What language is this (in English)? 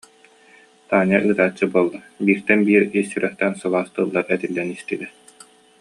Yakut